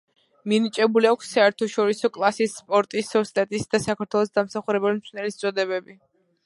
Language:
Georgian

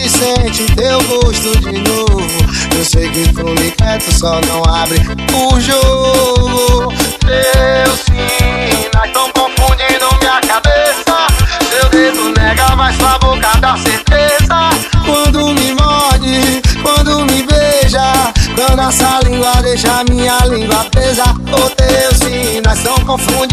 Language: Romanian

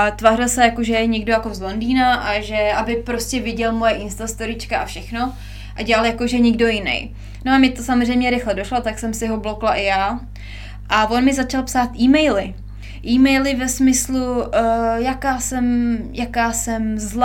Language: Czech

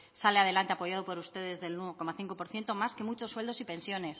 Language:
Spanish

